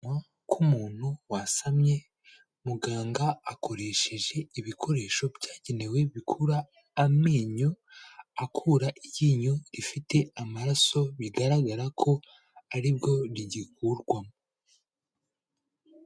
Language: Kinyarwanda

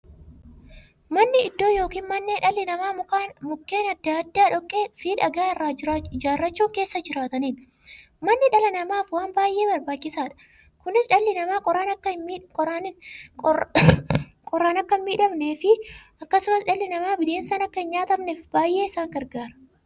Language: Oromo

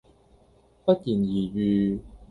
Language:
Cantonese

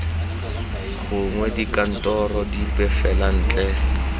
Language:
Tswana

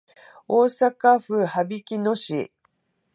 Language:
Japanese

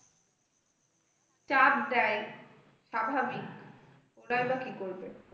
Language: Bangla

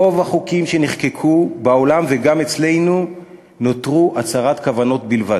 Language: Hebrew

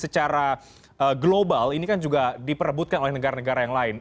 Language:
Indonesian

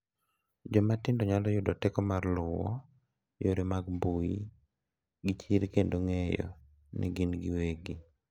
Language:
Luo (Kenya and Tanzania)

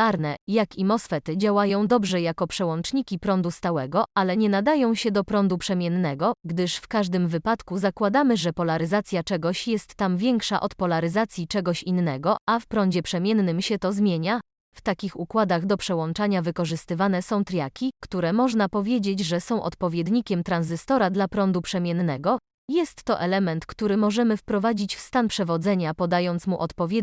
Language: Polish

